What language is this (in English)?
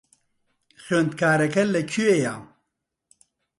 Central Kurdish